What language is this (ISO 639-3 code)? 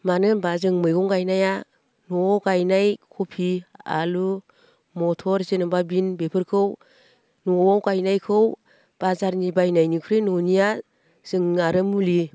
brx